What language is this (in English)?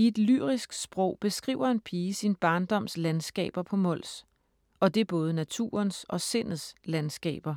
Danish